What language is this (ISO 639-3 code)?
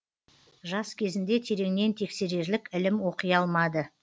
kaz